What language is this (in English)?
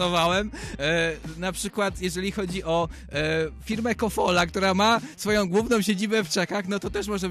Polish